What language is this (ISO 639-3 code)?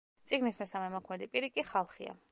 kat